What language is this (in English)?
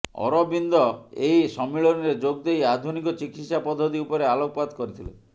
Odia